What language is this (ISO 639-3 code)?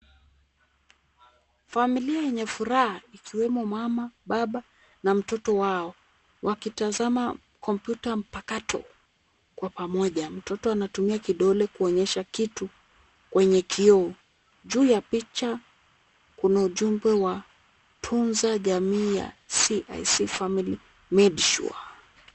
swa